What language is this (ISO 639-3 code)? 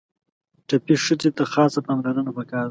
pus